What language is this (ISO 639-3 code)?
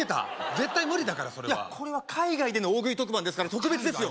jpn